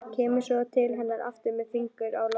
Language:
Icelandic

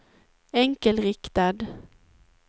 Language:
Swedish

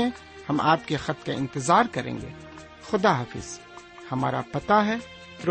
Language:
Urdu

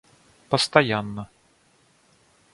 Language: Russian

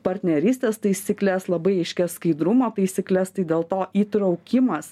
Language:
Lithuanian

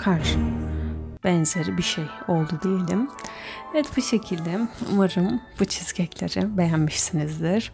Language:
Turkish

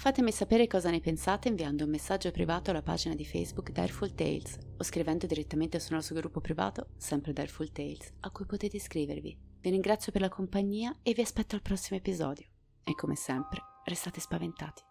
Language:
Italian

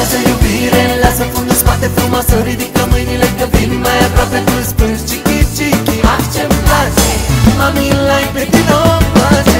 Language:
Romanian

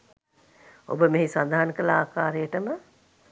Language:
Sinhala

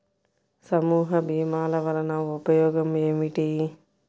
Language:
Telugu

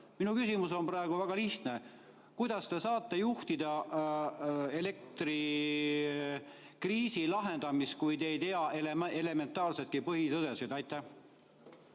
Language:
Estonian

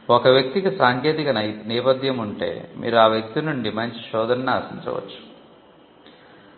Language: Telugu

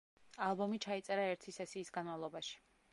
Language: Georgian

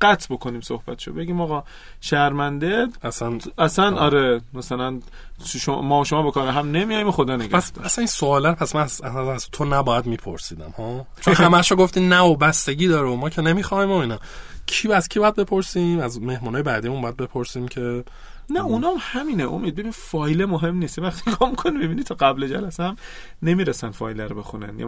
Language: Persian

